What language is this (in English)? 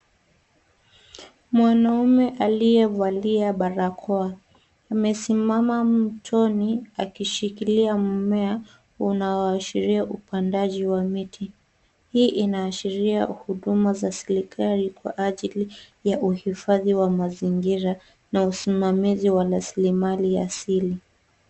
Swahili